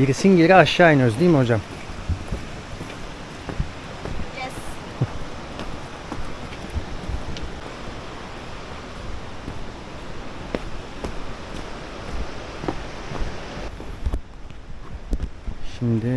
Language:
Turkish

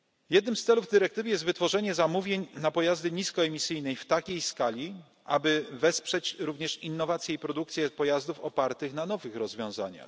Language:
Polish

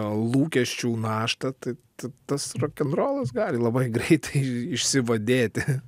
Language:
Lithuanian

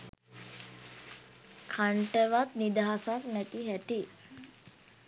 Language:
Sinhala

